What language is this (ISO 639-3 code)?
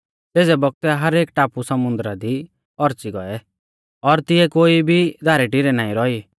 bfz